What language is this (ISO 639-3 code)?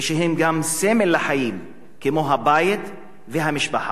heb